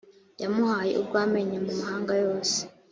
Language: Kinyarwanda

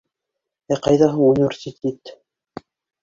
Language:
Bashkir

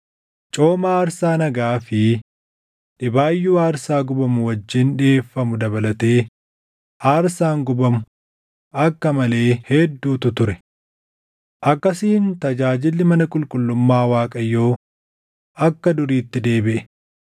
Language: Oromo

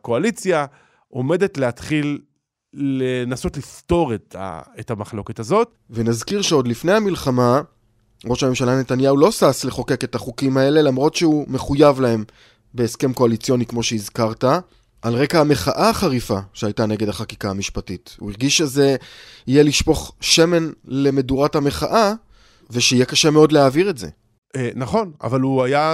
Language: Hebrew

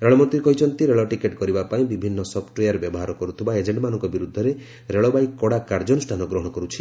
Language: Odia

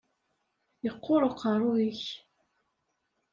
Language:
Kabyle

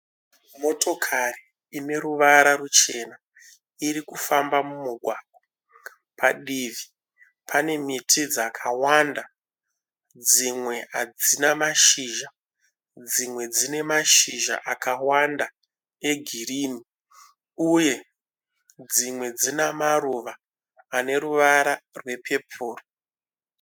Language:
Shona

